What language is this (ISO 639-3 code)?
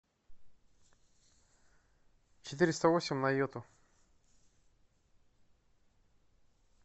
rus